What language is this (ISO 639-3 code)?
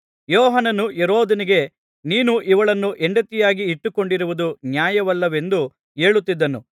kan